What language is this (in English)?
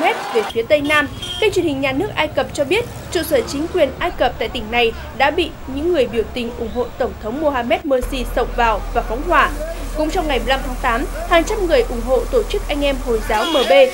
Vietnamese